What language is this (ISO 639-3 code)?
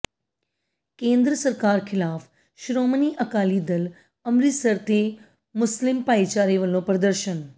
pan